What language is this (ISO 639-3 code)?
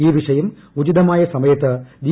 mal